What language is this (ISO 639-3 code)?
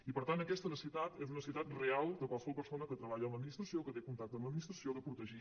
cat